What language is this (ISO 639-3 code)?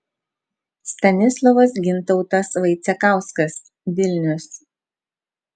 lit